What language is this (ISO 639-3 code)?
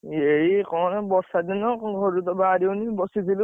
ori